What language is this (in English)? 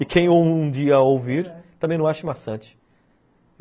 Portuguese